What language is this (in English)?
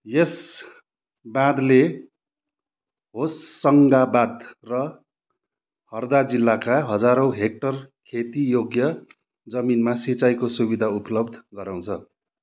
Nepali